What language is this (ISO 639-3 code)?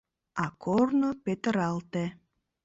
chm